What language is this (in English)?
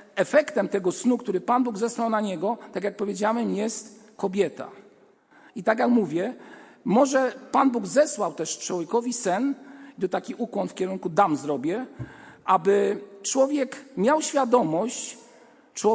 Polish